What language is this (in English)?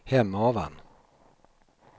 Swedish